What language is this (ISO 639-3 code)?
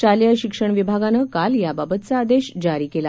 mar